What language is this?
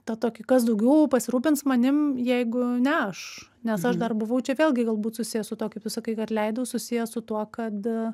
Lithuanian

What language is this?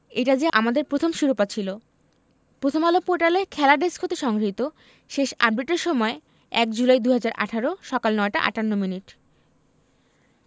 Bangla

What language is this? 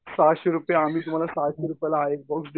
Marathi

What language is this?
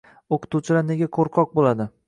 Uzbek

